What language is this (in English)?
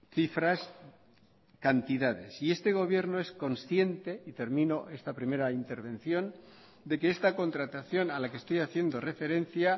Spanish